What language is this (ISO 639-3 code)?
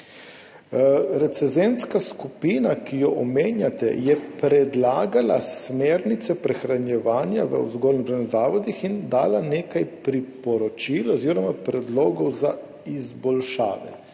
slv